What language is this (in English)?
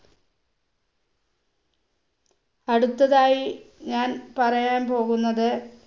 Malayalam